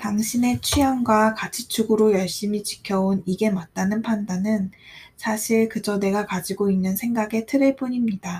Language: Korean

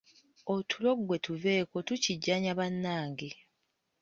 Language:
Ganda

